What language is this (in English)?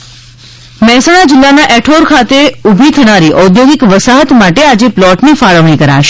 Gujarati